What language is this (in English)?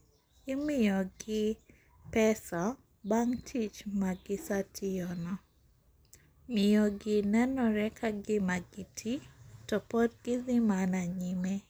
Luo (Kenya and Tanzania)